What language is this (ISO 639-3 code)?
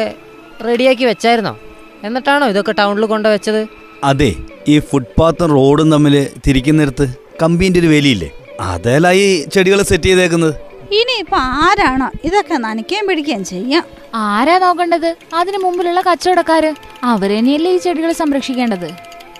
mal